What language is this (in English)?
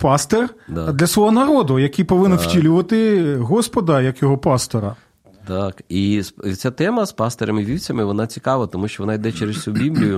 Ukrainian